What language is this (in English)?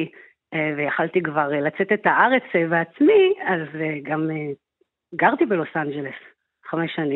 Hebrew